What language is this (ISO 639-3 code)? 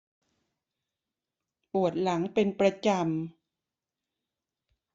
tha